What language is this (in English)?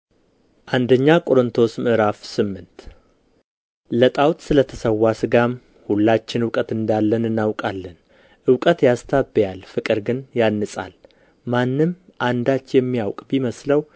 Amharic